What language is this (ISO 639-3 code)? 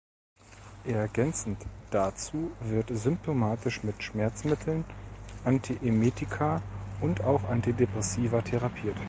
deu